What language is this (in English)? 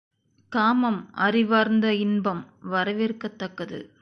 Tamil